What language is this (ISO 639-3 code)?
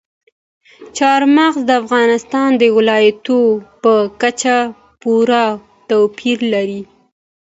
pus